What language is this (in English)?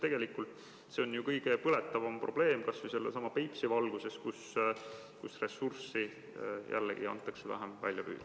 Estonian